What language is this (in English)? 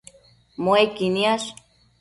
Matsés